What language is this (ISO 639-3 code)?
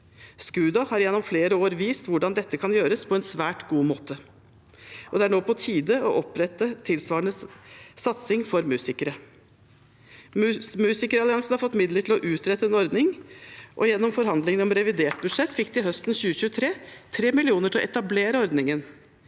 nor